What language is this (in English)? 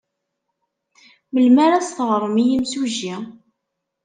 Kabyle